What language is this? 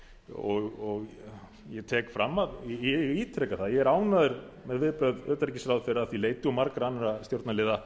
Icelandic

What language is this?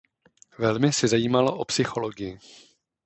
Czech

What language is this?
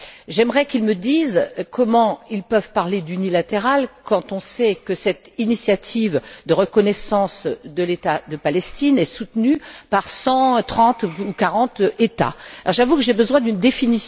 French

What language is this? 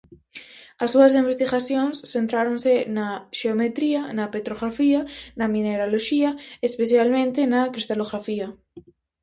Galician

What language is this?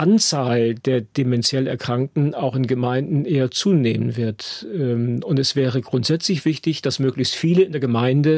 German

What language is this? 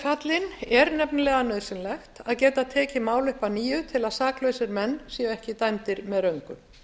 Icelandic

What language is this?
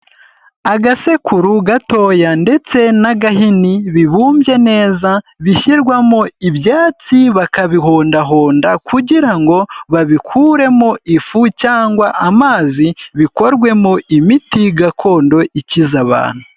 Kinyarwanda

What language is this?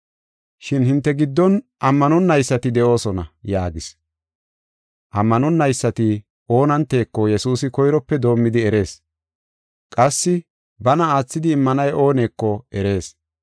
Gofa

